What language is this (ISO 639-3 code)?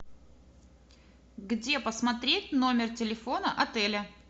rus